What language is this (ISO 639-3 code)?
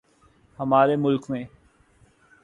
urd